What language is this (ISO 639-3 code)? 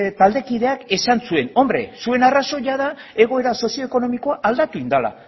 eus